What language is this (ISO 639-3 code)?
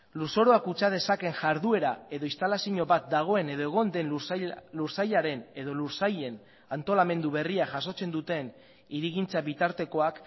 eus